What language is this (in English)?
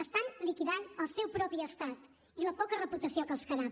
Catalan